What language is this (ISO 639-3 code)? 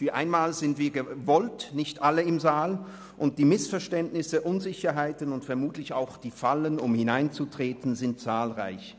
gsw